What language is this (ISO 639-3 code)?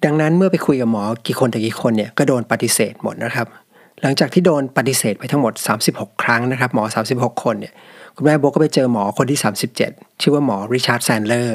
tha